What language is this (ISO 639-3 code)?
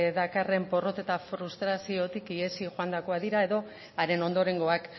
eus